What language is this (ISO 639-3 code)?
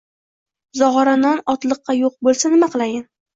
uzb